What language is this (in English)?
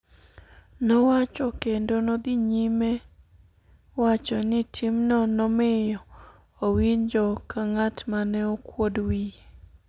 Luo (Kenya and Tanzania)